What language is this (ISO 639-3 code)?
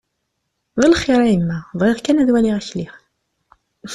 kab